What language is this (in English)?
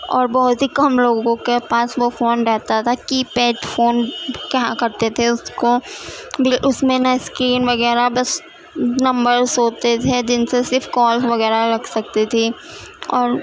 Urdu